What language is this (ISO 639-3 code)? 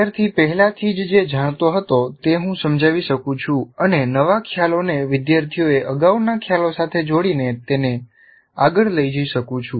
guj